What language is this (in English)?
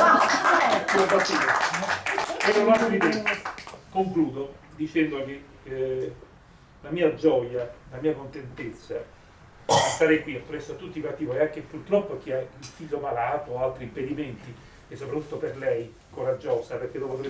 Italian